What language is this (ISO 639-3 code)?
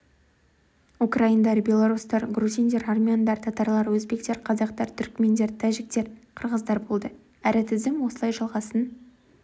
kaz